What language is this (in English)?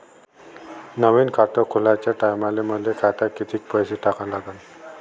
Marathi